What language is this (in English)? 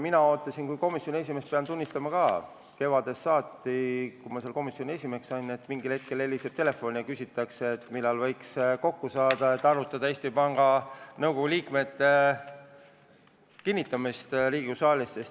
Estonian